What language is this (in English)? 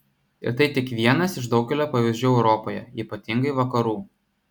Lithuanian